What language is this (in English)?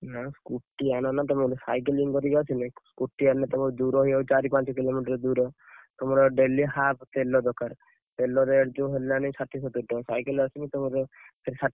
Odia